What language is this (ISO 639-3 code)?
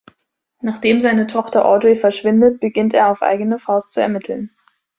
deu